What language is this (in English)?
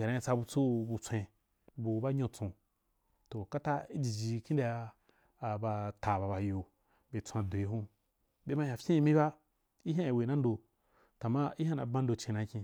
Wapan